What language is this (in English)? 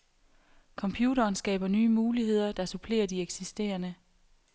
Danish